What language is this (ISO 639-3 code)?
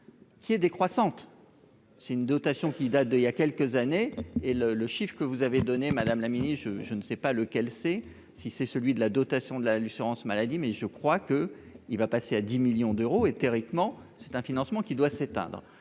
fra